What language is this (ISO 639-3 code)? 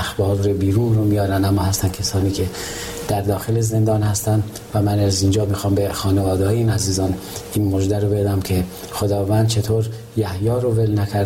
fas